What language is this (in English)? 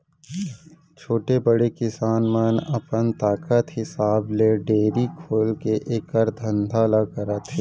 Chhattisgarhi